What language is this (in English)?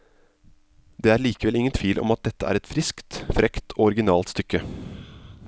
Norwegian